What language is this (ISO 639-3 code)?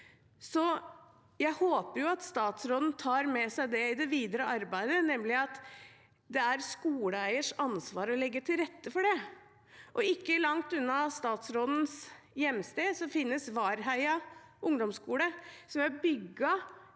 nor